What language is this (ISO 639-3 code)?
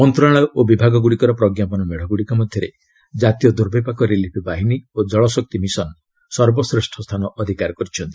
ori